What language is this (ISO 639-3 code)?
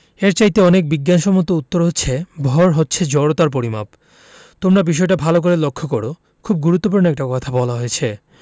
ben